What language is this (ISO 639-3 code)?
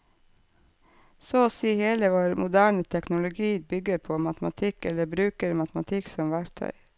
nor